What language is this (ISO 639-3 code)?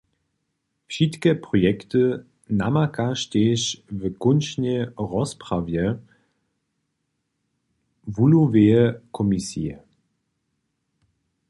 hsb